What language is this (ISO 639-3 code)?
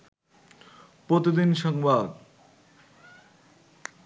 ben